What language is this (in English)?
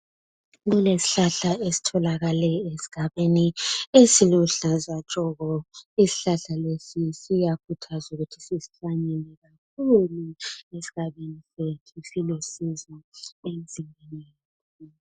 North Ndebele